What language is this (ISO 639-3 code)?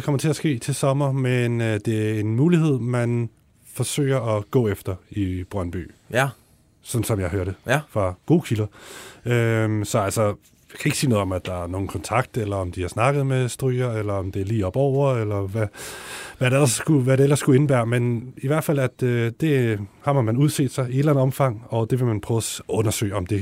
dan